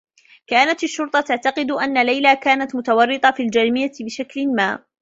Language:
Arabic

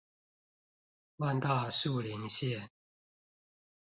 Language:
Chinese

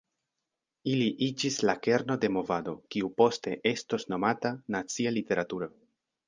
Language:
Esperanto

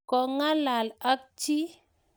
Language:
Kalenjin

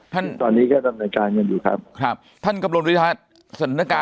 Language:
Thai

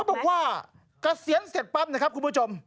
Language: Thai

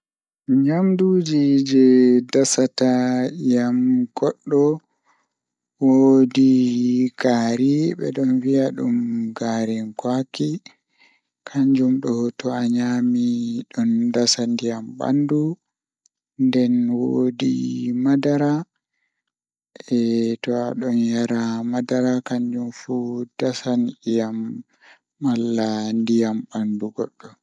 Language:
Fula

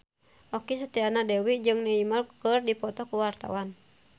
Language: Sundanese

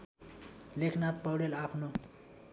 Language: Nepali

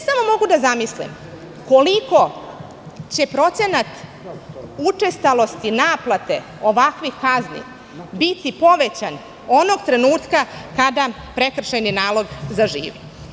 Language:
Serbian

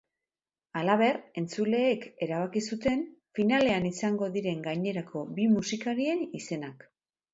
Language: Basque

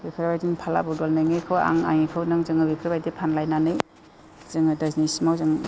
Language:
Bodo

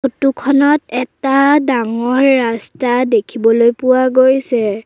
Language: Assamese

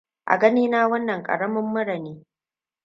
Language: Hausa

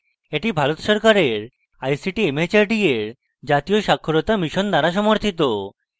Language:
Bangla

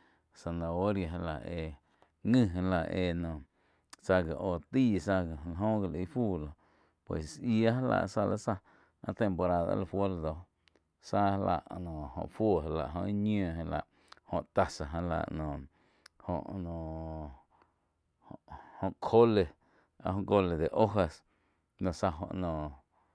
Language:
Quiotepec Chinantec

